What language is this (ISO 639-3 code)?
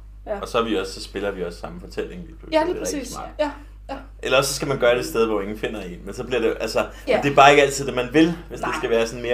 dan